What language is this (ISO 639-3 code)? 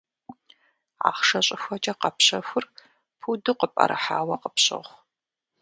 kbd